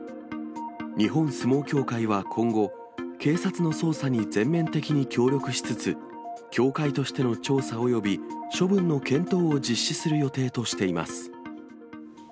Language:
Japanese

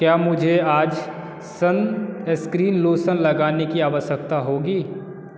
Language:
Hindi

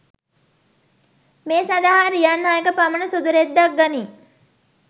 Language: Sinhala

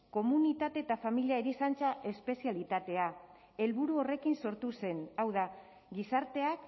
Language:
Basque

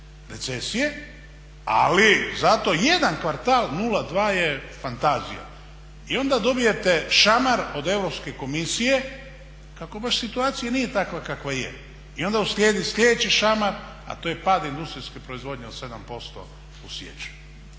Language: Croatian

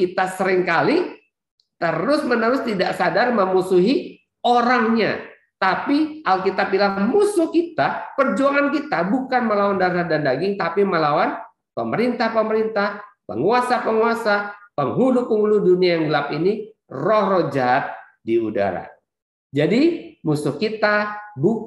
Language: Indonesian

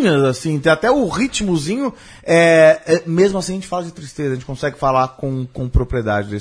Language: Portuguese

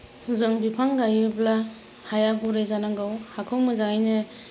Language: Bodo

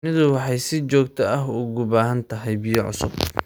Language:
Somali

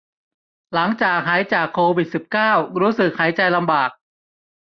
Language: Thai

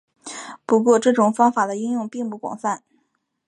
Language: Chinese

